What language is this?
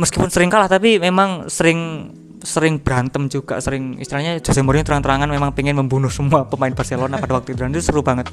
Indonesian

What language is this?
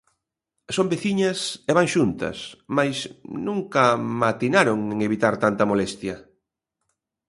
Galician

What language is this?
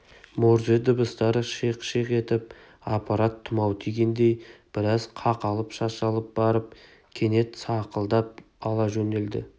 Kazakh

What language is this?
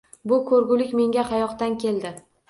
Uzbek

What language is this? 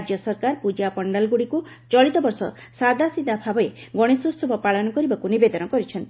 Odia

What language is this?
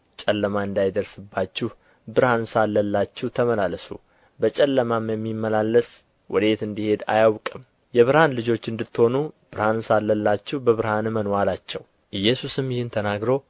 Amharic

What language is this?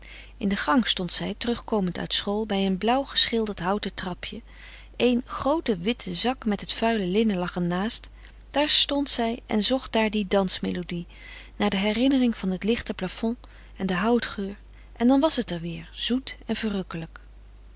Dutch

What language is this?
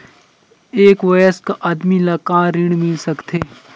Chhattisgarhi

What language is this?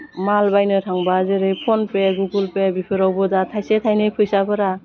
Bodo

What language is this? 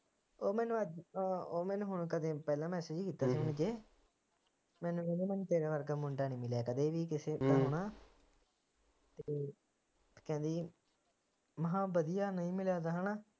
Punjabi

